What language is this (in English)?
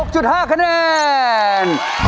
Thai